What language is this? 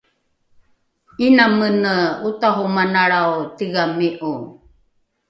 Rukai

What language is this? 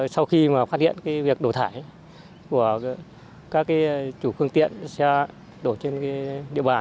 Vietnamese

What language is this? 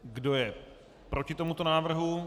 Czech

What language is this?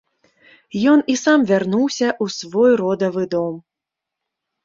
Belarusian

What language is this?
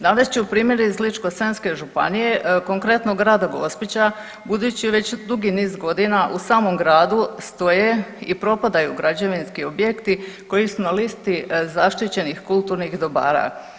Croatian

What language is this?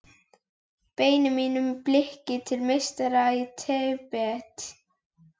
Icelandic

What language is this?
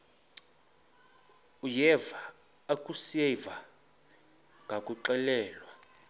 Xhosa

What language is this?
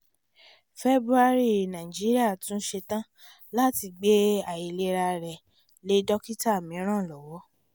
Yoruba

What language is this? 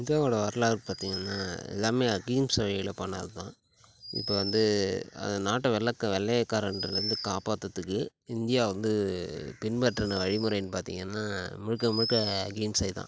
Tamil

